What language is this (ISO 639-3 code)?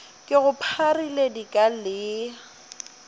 nso